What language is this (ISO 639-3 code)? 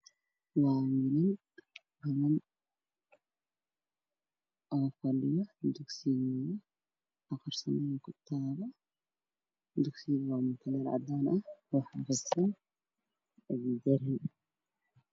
som